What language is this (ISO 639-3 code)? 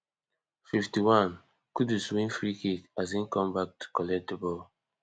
pcm